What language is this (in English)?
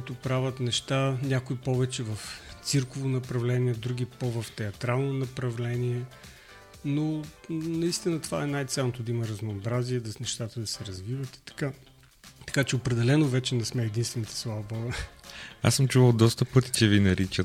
Bulgarian